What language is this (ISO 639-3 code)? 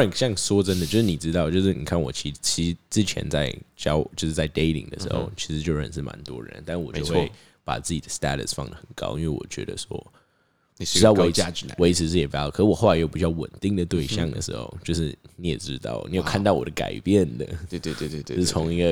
zho